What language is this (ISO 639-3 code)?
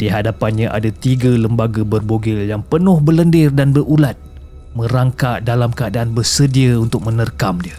msa